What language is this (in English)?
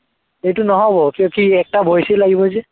Assamese